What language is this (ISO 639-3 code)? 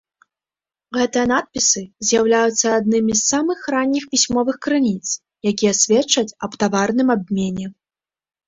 bel